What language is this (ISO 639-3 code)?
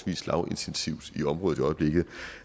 dan